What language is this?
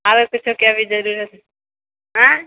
Maithili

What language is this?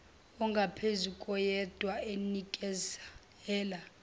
Zulu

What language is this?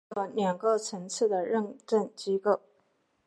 Chinese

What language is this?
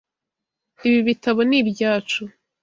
Kinyarwanda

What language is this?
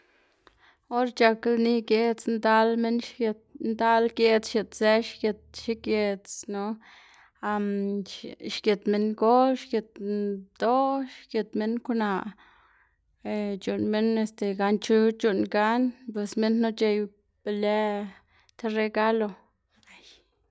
Xanaguía Zapotec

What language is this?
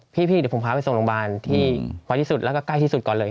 Thai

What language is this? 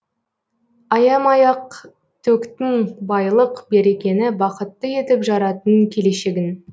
Kazakh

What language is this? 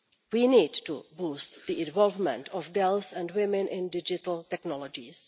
English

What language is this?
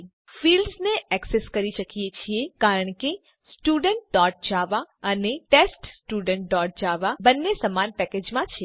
Gujarati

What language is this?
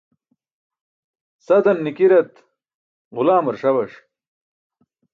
Burushaski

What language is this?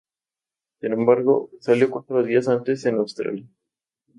Spanish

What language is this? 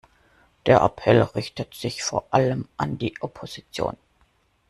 German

